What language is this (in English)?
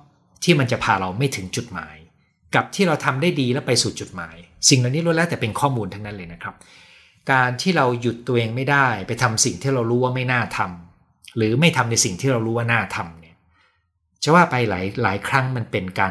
Thai